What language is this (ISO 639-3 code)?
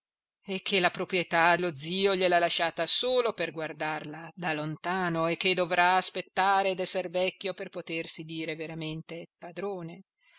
ita